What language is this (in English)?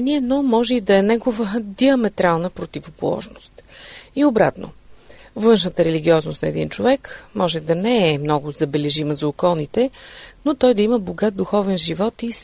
Bulgarian